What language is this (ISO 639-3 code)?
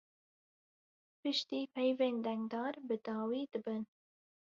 kur